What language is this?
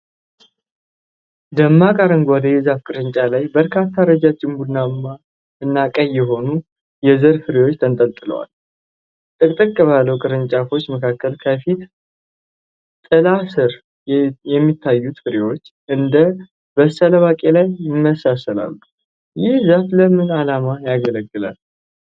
Amharic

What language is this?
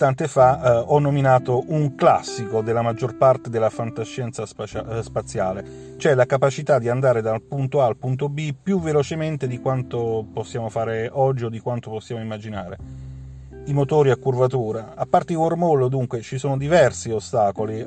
Italian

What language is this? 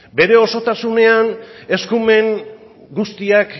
Basque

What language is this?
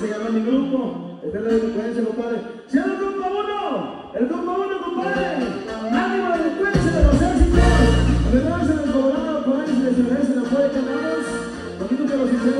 Spanish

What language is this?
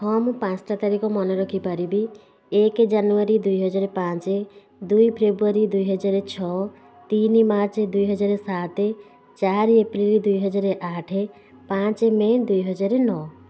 Odia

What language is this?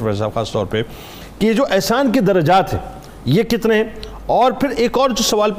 Urdu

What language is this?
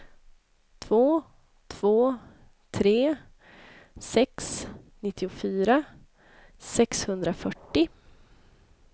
Swedish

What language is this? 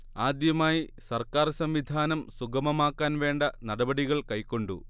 Malayalam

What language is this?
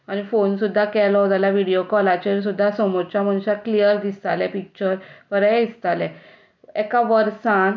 Konkani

